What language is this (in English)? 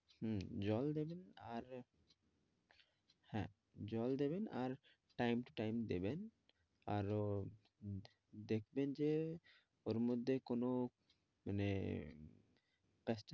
Bangla